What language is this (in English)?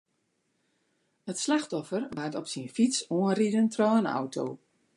Western Frisian